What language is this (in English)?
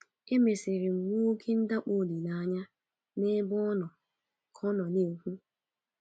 Igbo